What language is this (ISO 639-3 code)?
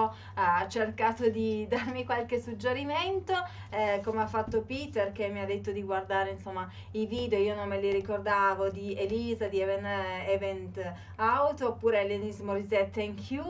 ita